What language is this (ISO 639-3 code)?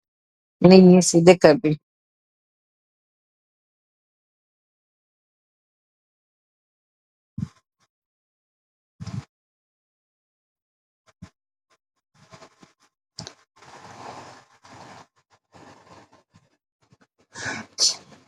wol